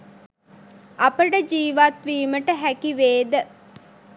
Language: Sinhala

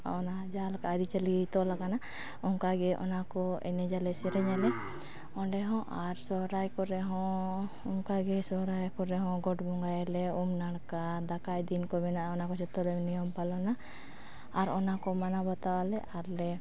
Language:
Santali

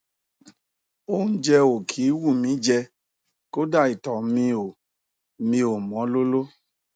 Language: Yoruba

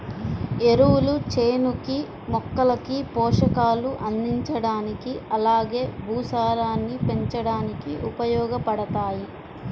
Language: Telugu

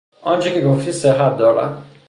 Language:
Persian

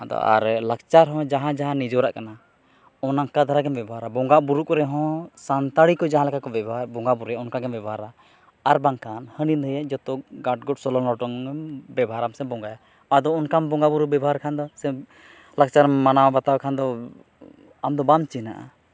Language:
Santali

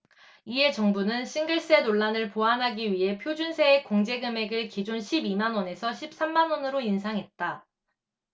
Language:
Korean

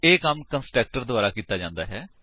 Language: Punjabi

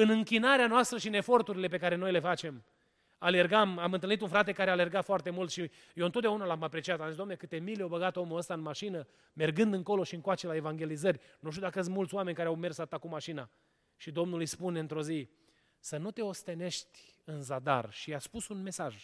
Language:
Romanian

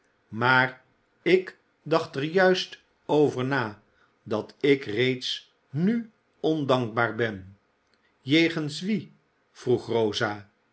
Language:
Dutch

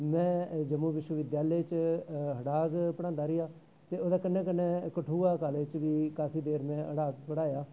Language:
Dogri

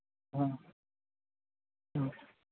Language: Manipuri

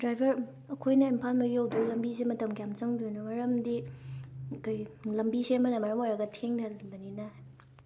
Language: Manipuri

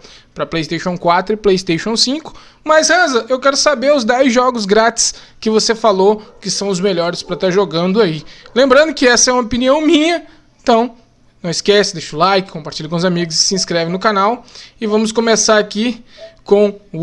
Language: Portuguese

